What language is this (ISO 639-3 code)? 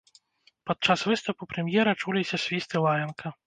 bel